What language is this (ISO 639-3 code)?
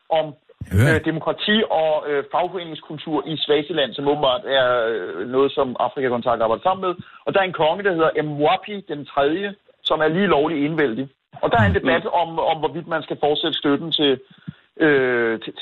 dan